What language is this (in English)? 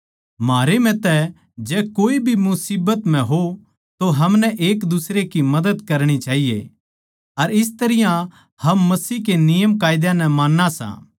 Haryanvi